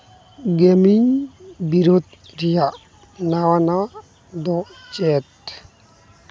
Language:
Santali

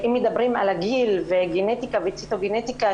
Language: Hebrew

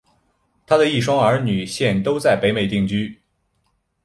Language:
Chinese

